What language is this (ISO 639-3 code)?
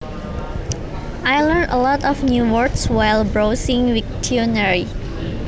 jav